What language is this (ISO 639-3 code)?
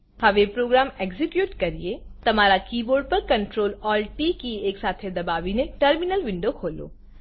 guj